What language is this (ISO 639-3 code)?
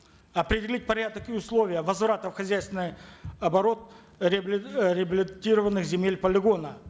kaz